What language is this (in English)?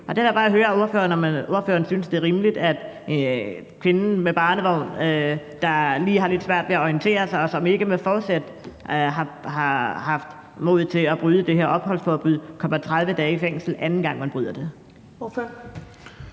Danish